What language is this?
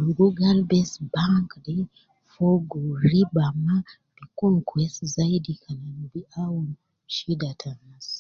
Nubi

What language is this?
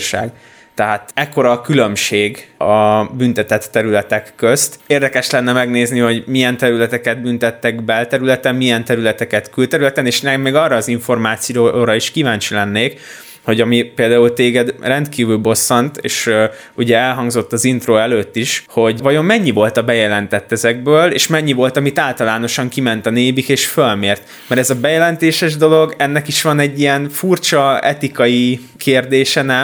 Hungarian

